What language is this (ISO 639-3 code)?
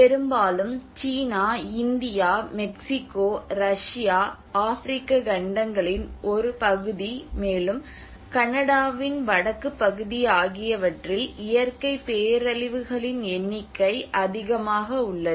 tam